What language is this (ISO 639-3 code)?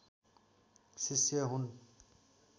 nep